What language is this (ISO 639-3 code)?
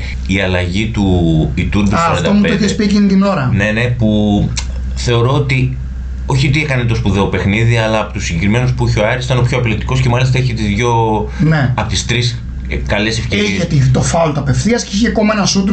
ell